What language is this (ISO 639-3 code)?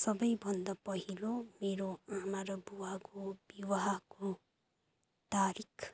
nep